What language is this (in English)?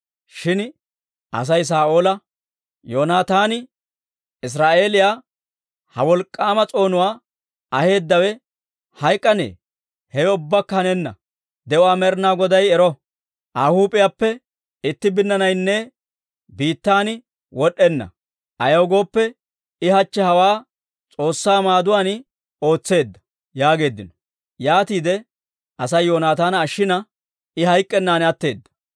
Dawro